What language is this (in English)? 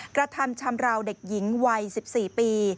Thai